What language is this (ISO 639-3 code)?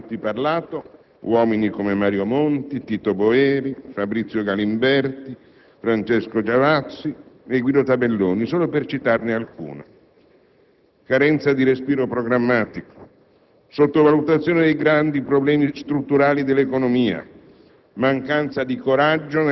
ita